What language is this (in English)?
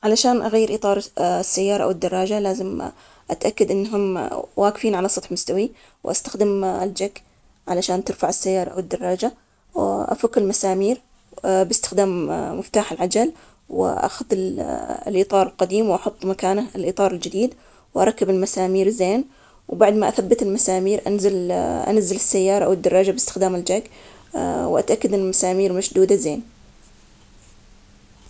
Omani Arabic